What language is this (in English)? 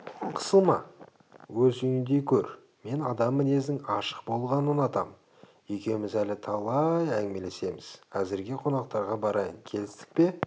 Kazakh